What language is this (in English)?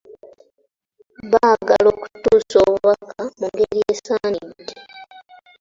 Ganda